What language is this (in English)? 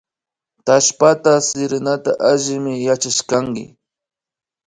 Imbabura Highland Quichua